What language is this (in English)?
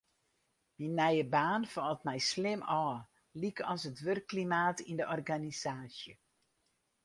Western Frisian